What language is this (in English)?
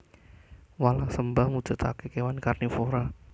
Javanese